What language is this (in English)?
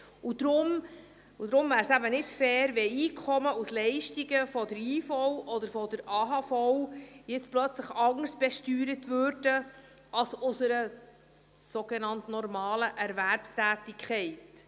Swiss German